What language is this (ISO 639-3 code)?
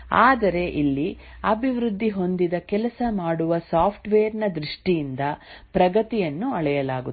kan